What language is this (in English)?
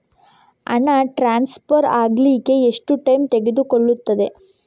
Kannada